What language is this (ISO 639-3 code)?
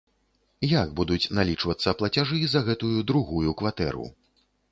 bel